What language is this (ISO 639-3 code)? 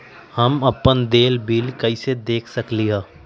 mag